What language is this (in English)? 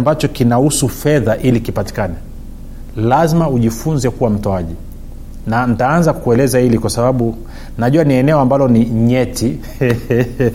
Swahili